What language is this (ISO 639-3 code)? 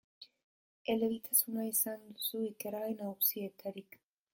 eus